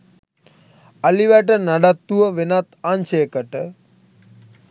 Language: Sinhala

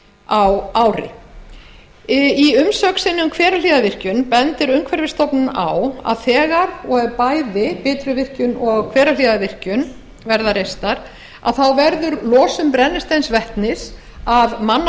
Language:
Icelandic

